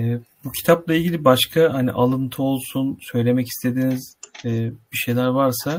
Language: Turkish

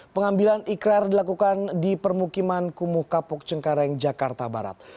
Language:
Indonesian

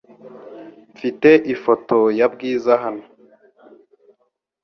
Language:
Kinyarwanda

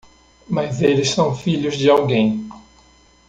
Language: Portuguese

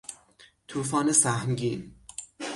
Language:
Persian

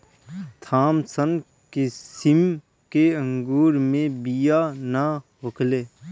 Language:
Bhojpuri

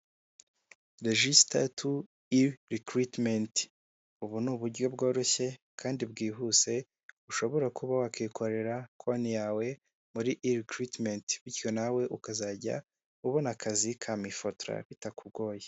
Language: Kinyarwanda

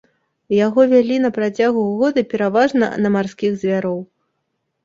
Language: Belarusian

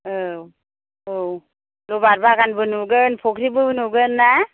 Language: Bodo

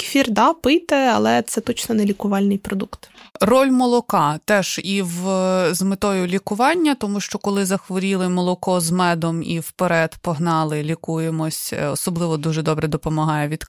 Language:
Ukrainian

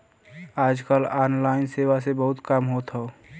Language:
Bhojpuri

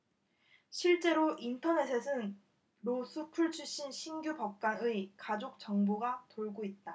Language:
Korean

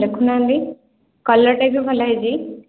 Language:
Odia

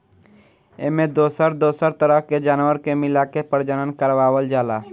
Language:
Bhojpuri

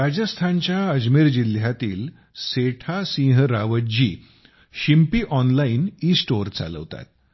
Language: Marathi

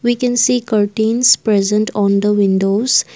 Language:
English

